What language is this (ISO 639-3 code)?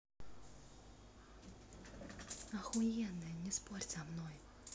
rus